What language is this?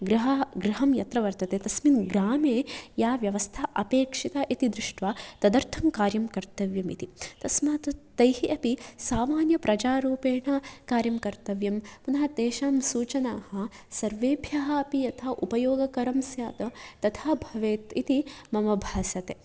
Sanskrit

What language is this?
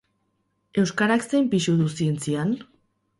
Basque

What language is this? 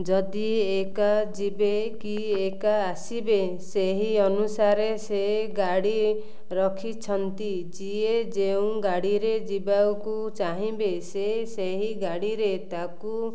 Odia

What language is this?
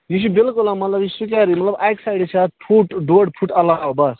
Kashmiri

